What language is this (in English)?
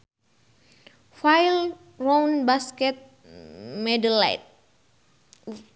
Sundanese